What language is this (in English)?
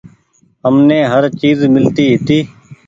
Goaria